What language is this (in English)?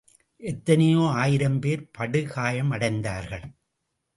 Tamil